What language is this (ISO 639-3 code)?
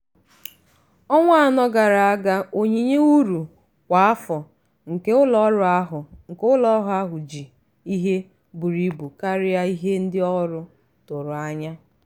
ibo